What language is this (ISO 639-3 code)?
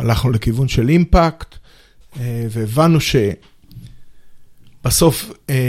heb